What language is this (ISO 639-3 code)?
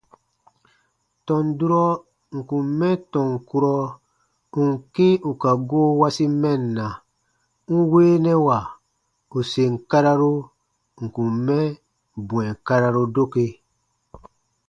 bba